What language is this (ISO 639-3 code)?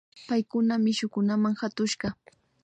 qvi